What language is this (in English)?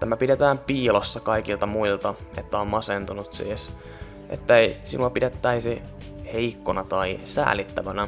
Finnish